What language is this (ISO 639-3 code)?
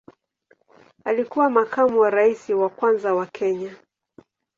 swa